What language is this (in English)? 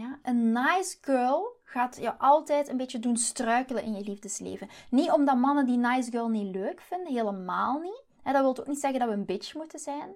Dutch